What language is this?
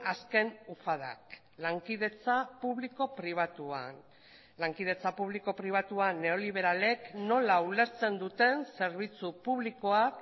Basque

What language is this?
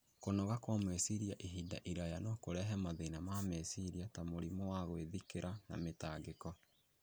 Kikuyu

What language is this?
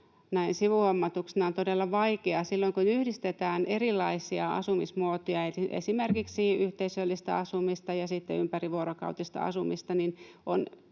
Finnish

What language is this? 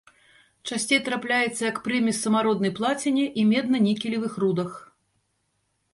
Belarusian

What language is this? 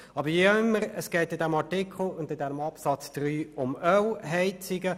Swiss German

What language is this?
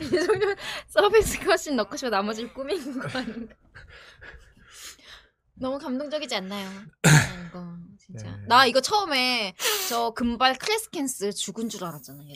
Korean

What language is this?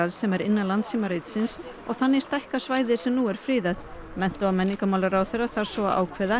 Icelandic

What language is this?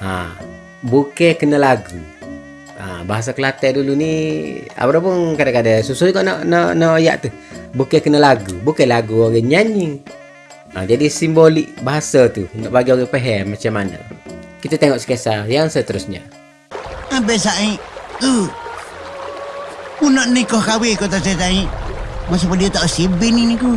Malay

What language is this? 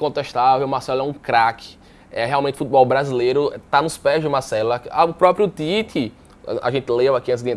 Portuguese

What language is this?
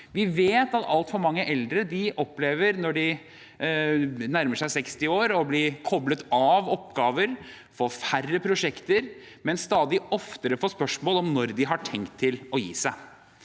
Norwegian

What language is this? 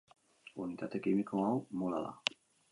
Basque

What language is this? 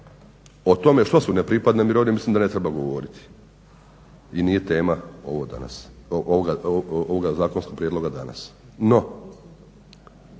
Croatian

